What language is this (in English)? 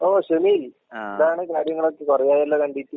Malayalam